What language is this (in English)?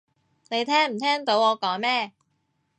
Cantonese